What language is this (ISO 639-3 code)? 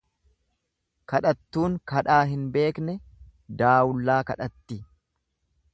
orm